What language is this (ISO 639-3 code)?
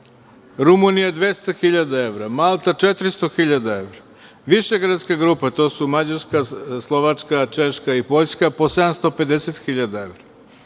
srp